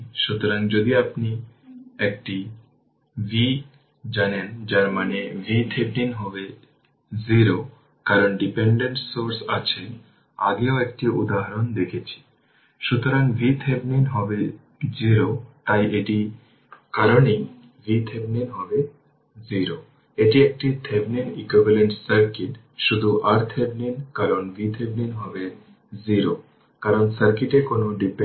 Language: Bangla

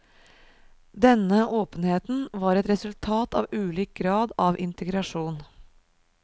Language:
Norwegian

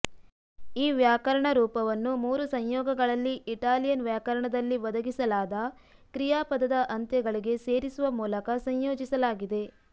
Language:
Kannada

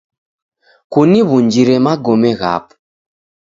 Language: Taita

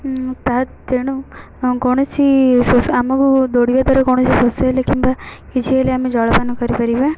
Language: Odia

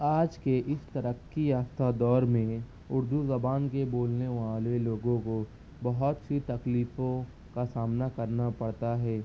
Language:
Urdu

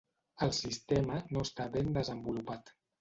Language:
Catalan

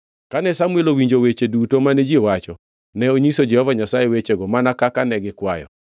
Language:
Luo (Kenya and Tanzania)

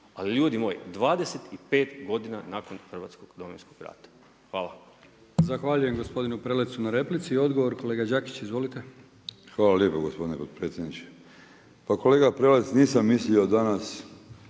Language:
Croatian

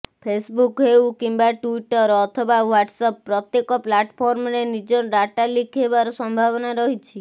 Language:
Odia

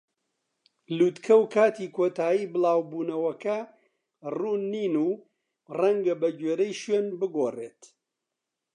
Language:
Central Kurdish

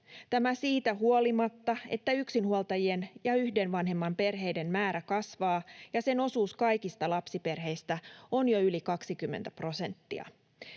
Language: Finnish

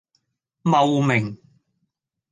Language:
Cantonese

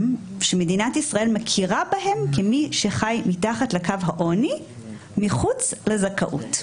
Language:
Hebrew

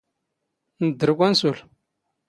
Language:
Standard Moroccan Tamazight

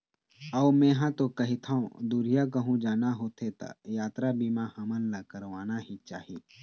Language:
Chhattisgarhi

